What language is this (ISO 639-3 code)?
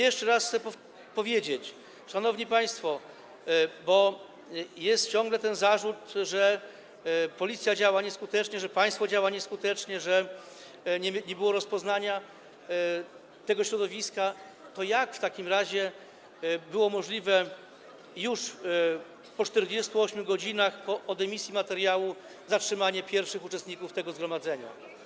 pol